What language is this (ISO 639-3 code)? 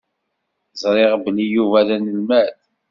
kab